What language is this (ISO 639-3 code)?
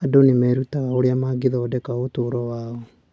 kik